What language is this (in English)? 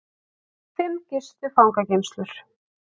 Icelandic